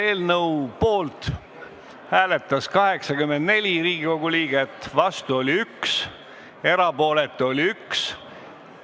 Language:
Estonian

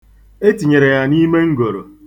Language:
Igbo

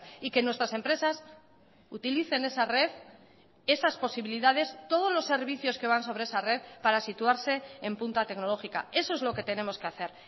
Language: Spanish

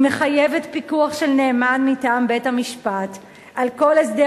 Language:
Hebrew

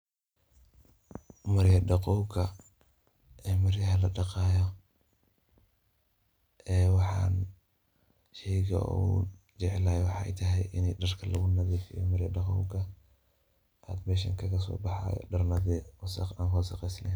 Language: Somali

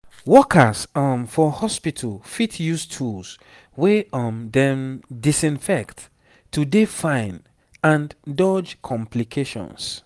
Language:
Nigerian Pidgin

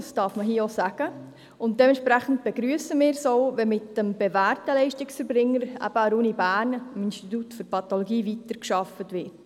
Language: Swiss German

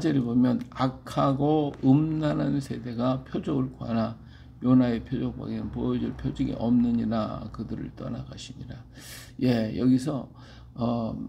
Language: Korean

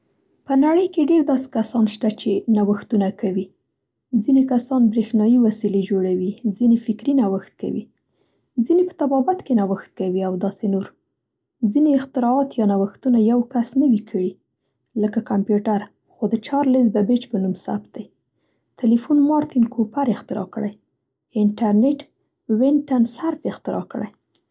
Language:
Central Pashto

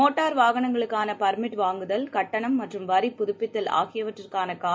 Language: Tamil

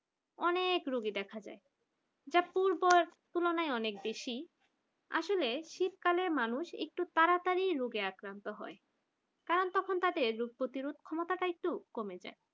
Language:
Bangla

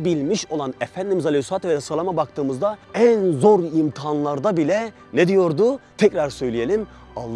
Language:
Turkish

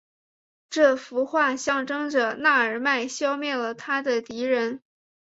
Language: Chinese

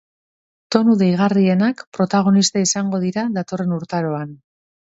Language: Basque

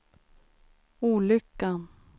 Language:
Swedish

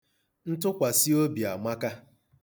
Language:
Igbo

